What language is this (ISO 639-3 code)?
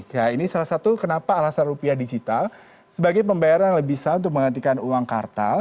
ind